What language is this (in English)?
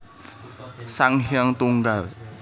Javanese